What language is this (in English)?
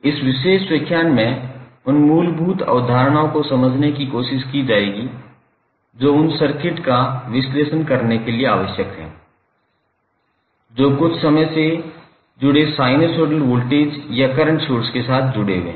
Hindi